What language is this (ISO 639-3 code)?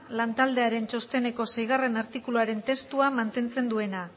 eus